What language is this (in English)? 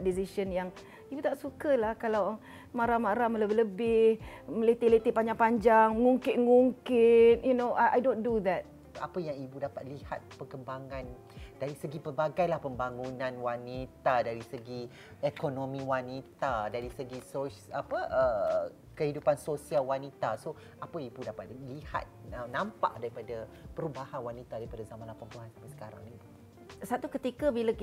Malay